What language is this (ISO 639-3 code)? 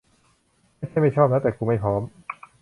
tha